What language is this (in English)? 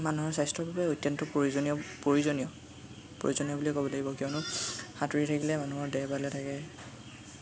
Assamese